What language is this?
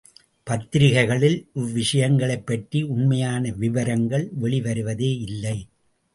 Tamil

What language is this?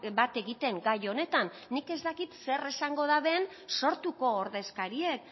Basque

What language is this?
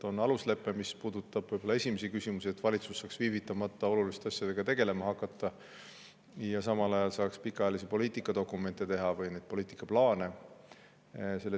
Estonian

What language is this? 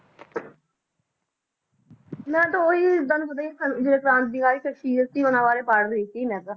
Punjabi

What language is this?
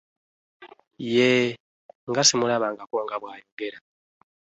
Ganda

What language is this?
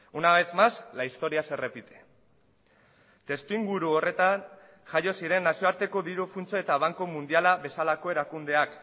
Basque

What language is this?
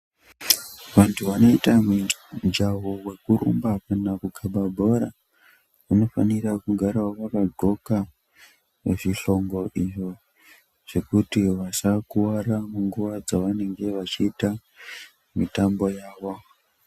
Ndau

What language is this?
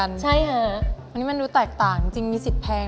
Thai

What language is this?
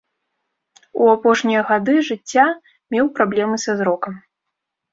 Belarusian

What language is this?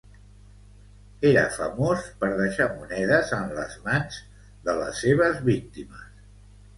Catalan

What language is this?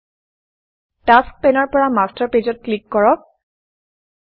Assamese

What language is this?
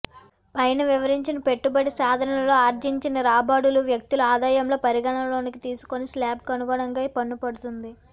Telugu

